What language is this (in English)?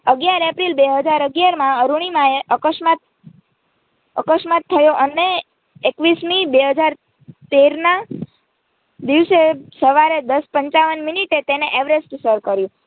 Gujarati